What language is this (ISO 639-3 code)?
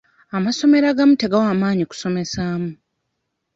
lug